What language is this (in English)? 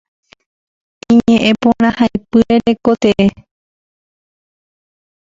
Guarani